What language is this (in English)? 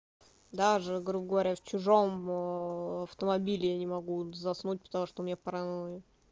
Russian